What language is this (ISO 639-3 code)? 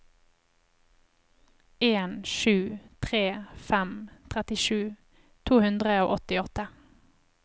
nor